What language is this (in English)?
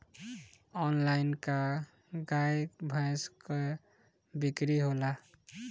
Bhojpuri